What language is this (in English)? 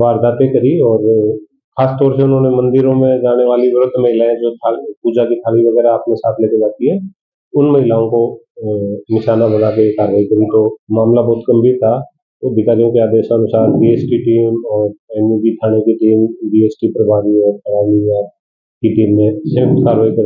Hindi